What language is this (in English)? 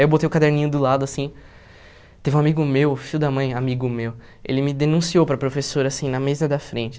Portuguese